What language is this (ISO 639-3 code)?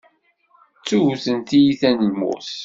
kab